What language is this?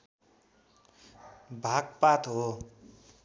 Nepali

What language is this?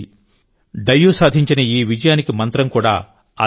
Telugu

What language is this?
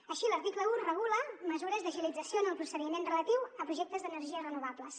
Catalan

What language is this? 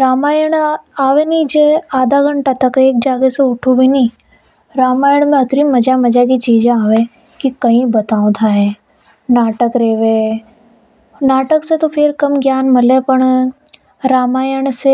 Hadothi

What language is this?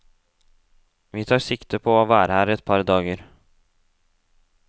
Norwegian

